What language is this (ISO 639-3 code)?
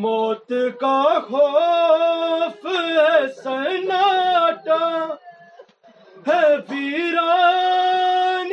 urd